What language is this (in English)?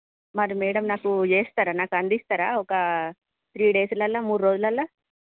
Telugu